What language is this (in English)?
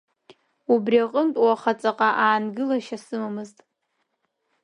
Abkhazian